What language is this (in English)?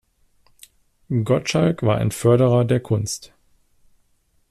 German